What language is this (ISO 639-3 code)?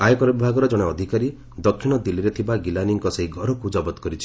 ori